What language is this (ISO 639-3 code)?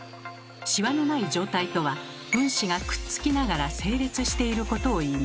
jpn